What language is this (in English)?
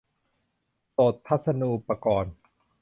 Thai